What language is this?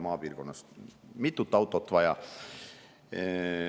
Estonian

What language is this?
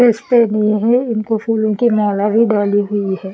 Hindi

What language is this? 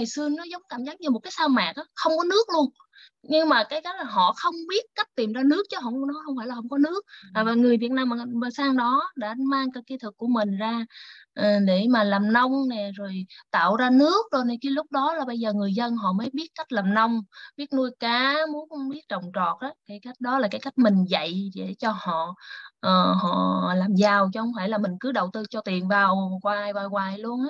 Vietnamese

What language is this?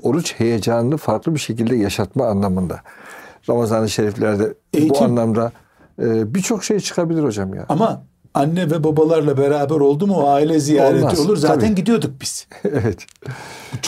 Turkish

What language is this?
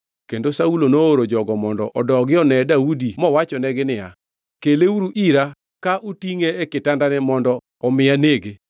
Luo (Kenya and Tanzania)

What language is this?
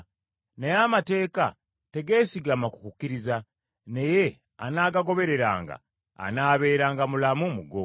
Ganda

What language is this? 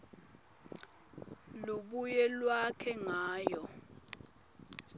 Swati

